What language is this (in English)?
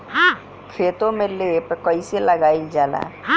Bhojpuri